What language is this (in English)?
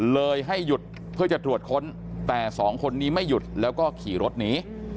Thai